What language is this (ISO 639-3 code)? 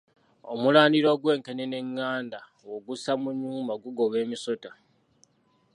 lug